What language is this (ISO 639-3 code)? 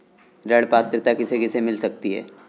hin